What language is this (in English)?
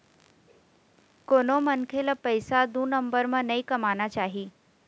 Chhattisgarhi